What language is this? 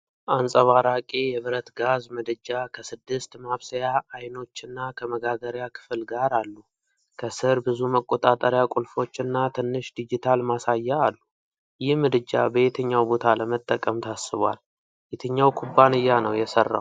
Amharic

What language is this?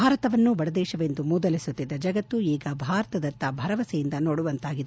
Kannada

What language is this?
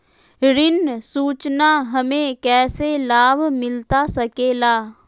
Magahi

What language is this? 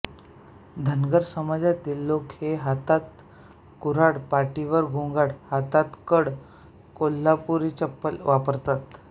Marathi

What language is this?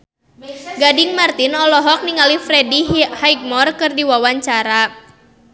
Sundanese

